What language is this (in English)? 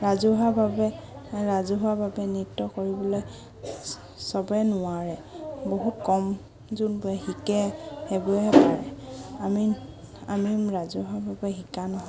Assamese